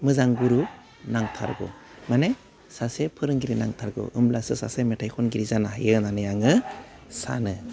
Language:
Bodo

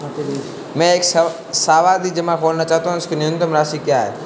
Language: Hindi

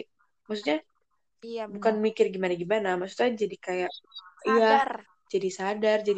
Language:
Indonesian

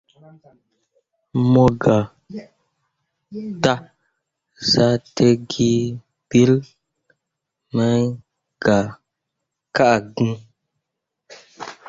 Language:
Mundang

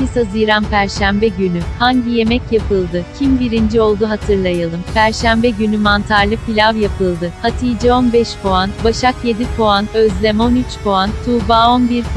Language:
Turkish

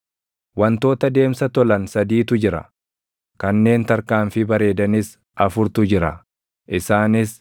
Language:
Oromo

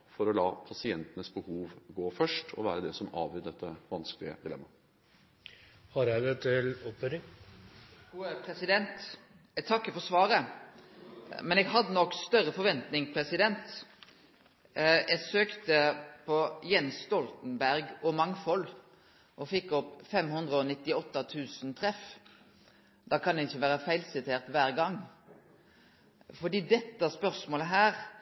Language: Norwegian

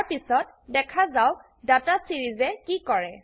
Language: Assamese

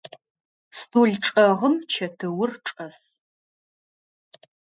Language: Adyghe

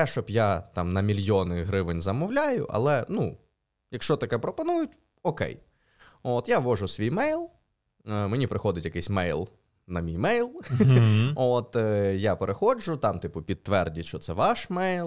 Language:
Ukrainian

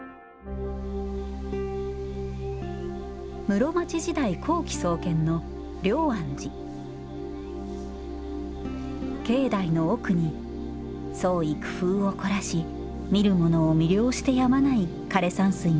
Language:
Japanese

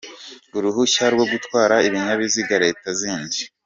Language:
Kinyarwanda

